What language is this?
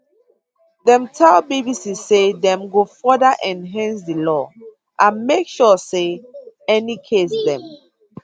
Nigerian Pidgin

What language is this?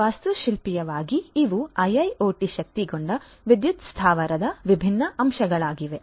Kannada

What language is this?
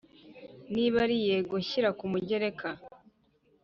Kinyarwanda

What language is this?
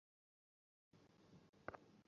Bangla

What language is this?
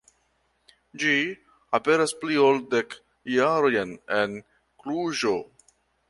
Esperanto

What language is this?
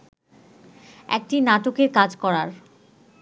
Bangla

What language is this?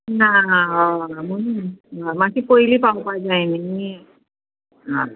Konkani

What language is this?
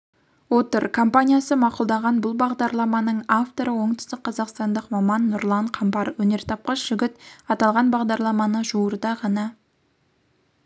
Kazakh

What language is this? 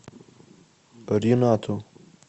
Russian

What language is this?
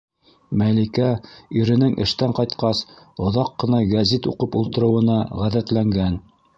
Bashkir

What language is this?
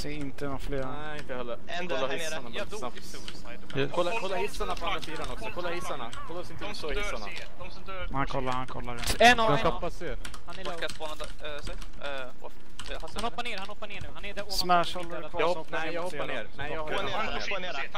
Swedish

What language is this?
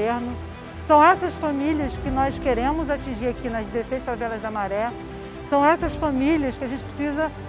Portuguese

